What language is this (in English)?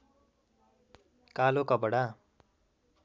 Nepali